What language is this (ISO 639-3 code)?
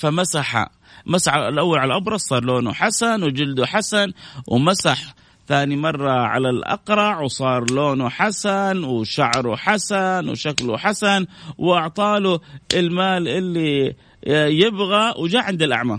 ara